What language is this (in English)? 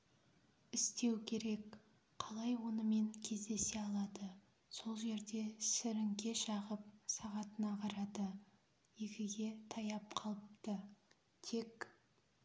Kazakh